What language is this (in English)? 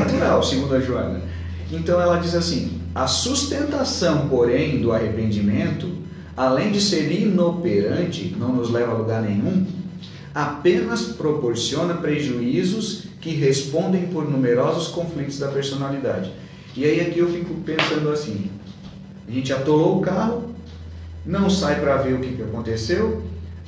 Portuguese